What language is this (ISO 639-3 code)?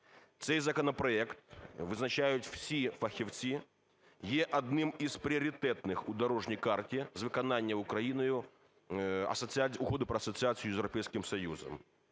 ukr